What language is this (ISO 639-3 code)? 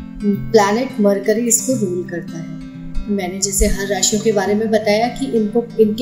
hin